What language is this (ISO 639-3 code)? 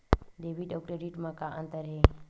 hne